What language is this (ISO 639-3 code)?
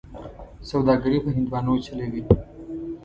pus